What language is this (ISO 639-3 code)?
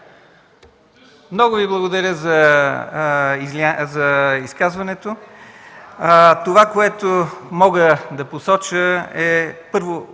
bul